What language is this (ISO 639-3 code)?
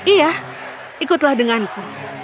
ind